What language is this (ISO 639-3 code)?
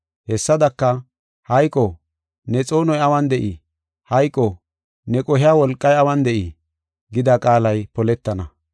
gof